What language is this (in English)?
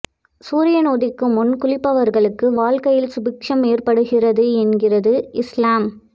Tamil